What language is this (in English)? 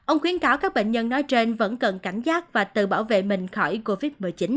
Vietnamese